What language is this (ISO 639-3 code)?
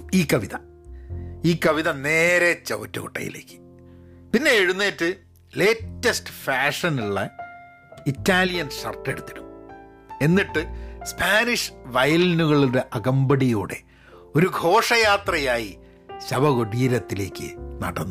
mal